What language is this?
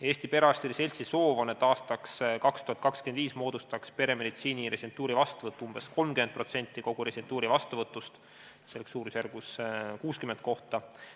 Estonian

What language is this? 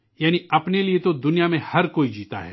Urdu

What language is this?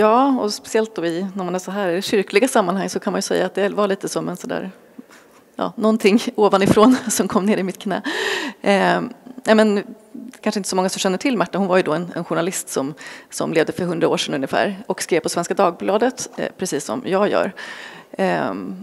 Swedish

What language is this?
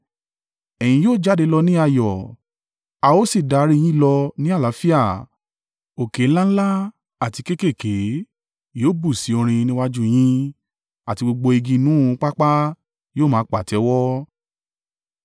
Yoruba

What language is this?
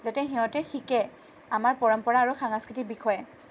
Assamese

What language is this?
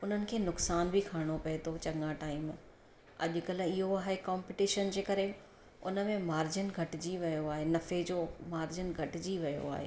Sindhi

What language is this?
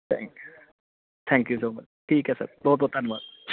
Punjabi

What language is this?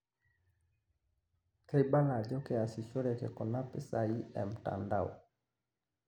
Masai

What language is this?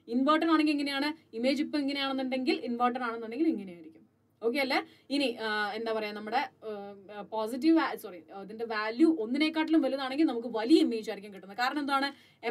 Malayalam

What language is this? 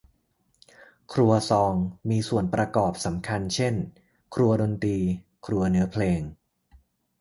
Thai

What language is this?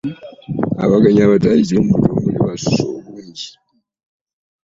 Ganda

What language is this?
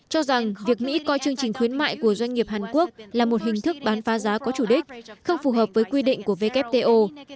Vietnamese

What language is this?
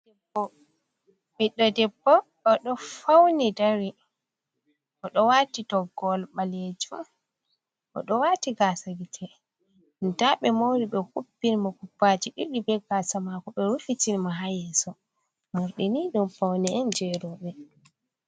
Fula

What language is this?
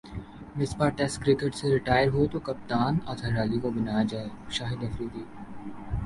Urdu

